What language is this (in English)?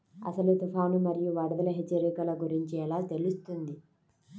Telugu